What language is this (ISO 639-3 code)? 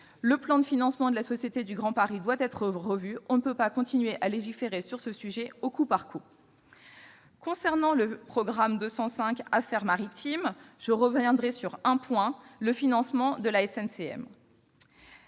fra